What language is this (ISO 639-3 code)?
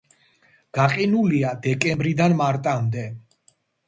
kat